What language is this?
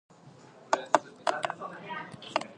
English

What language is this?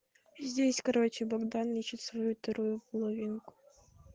Russian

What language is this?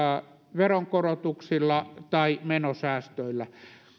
Finnish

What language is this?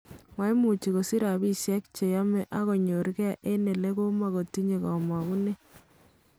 Kalenjin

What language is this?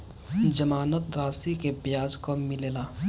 Bhojpuri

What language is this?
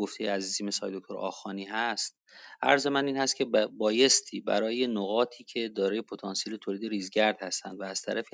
Persian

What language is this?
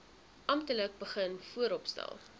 Afrikaans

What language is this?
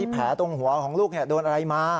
Thai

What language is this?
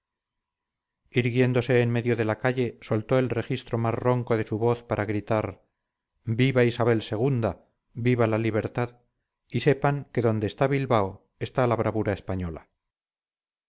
Spanish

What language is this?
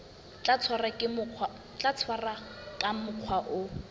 Southern Sotho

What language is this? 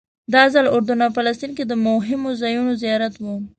Pashto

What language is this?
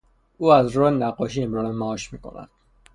Persian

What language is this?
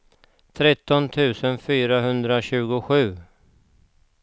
Swedish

